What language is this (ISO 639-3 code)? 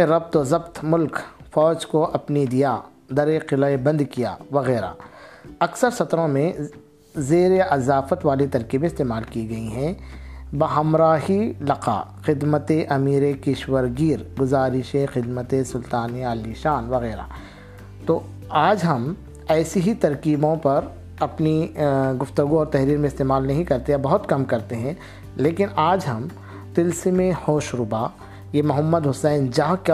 urd